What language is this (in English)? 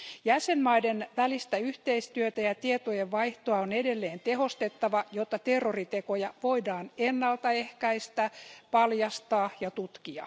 Finnish